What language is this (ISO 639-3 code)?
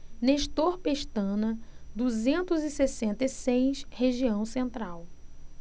por